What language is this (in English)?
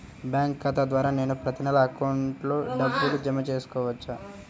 Telugu